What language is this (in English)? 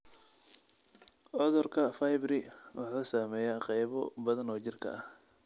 Somali